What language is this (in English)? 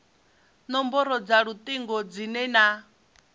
Venda